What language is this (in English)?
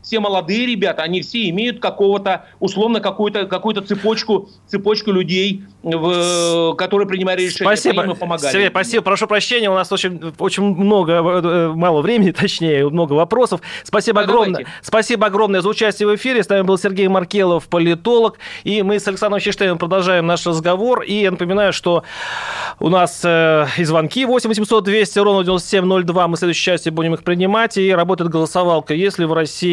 Russian